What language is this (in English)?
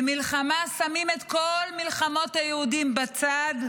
Hebrew